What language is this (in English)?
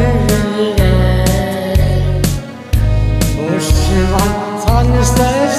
Korean